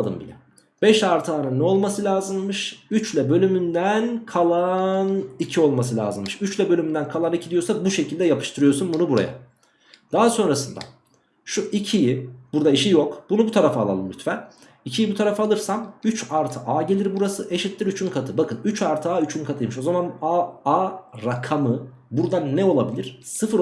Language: Turkish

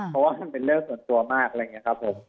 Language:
Thai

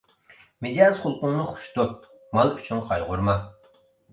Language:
Uyghur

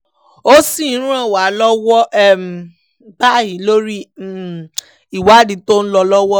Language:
Yoruba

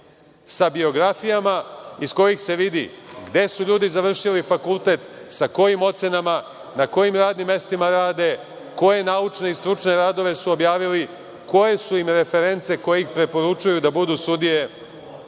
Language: Serbian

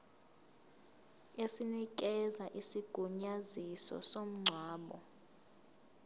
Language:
Zulu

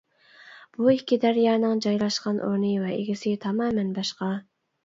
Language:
Uyghur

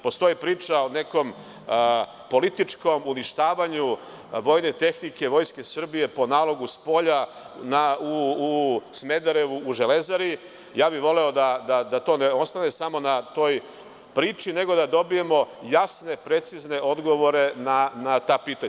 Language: Serbian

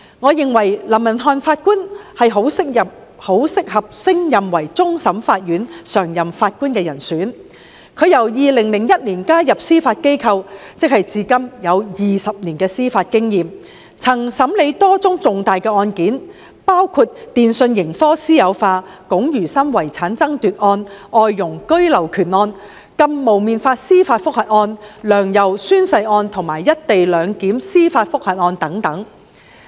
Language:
Cantonese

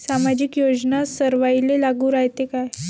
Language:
Marathi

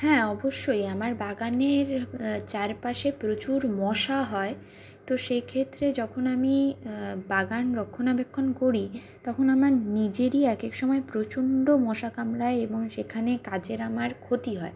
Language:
Bangla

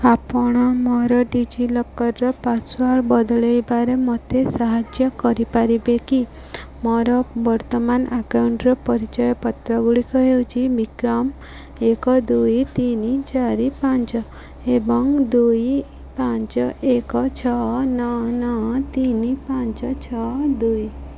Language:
Odia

